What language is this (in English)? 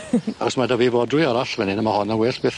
Welsh